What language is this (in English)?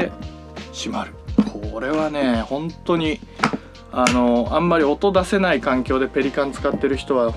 Japanese